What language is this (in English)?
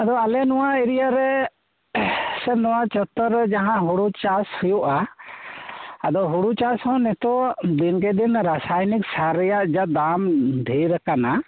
Santali